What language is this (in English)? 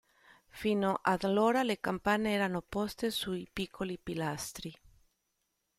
Italian